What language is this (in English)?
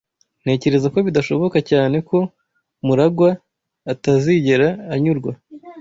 Kinyarwanda